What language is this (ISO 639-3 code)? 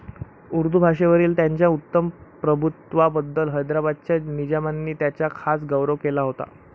mar